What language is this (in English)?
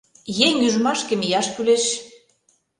Mari